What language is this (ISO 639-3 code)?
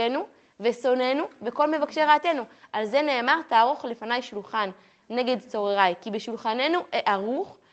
heb